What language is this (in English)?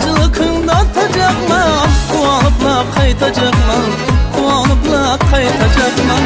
Uzbek